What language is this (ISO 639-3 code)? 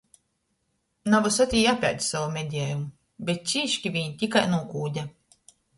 ltg